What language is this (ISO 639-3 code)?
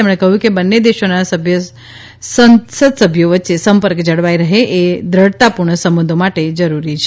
guj